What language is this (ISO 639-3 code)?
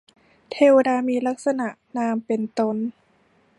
tha